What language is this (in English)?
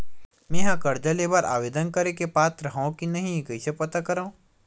Chhattisgarhi